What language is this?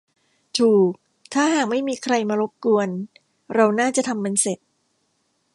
Thai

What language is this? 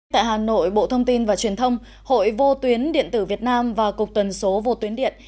Vietnamese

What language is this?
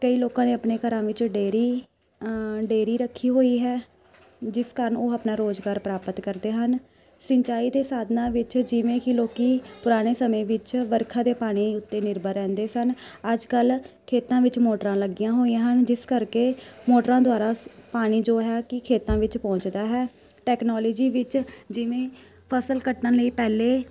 Punjabi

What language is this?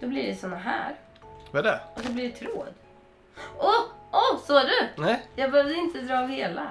Swedish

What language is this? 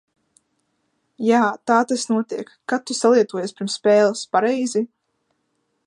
Latvian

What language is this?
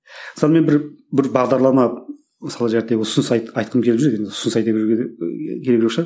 Kazakh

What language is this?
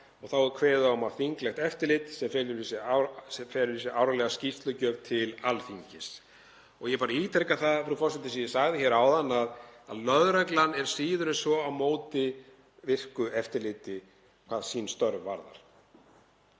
Icelandic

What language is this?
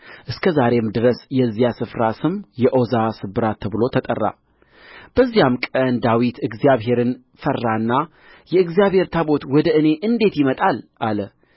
Amharic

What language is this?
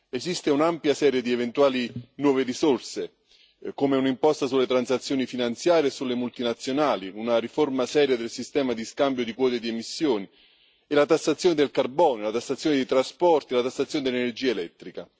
Italian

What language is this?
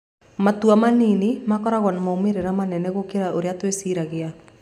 Kikuyu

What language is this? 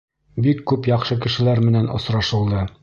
Bashkir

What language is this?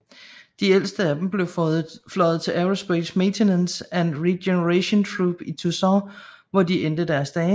Danish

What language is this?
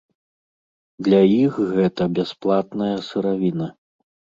Belarusian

